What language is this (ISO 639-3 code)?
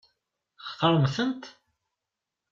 kab